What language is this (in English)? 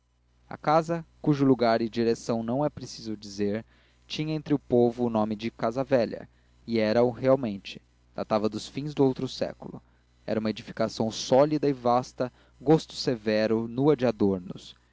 Portuguese